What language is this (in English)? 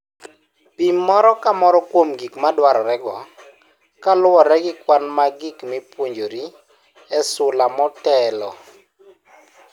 Luo (Kenya and Tanzania)